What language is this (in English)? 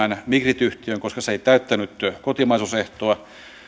Finnish